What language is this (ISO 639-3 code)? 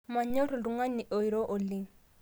mas